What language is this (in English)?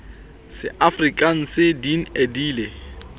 Southern Sotho